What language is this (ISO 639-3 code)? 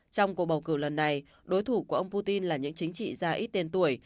vie